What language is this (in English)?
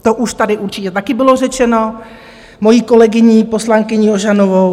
Czech